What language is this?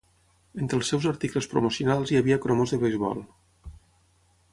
Catalan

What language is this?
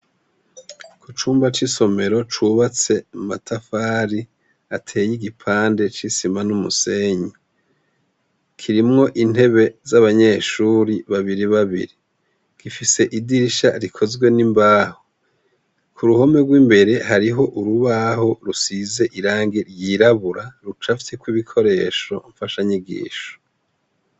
Rundi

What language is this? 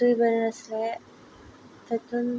Konkani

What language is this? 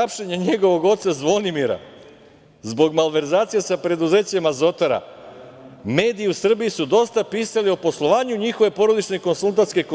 Serbian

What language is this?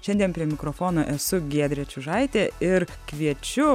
Lithuanian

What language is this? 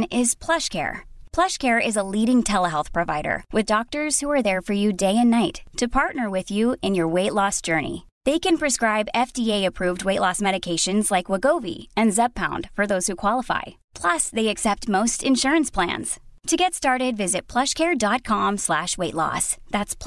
Urdu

